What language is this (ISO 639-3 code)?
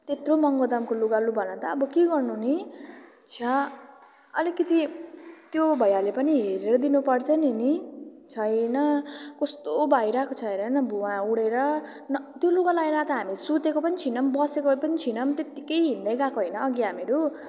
nep